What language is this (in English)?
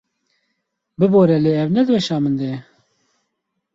Kurdish